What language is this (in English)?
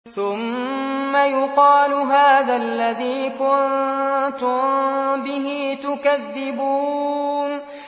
Arabic